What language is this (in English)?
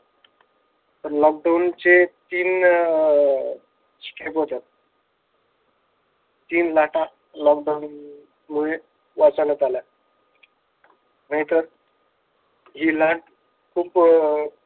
Marathi